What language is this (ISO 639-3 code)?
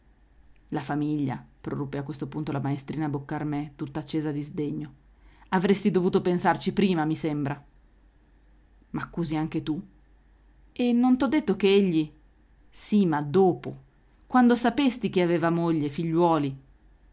ita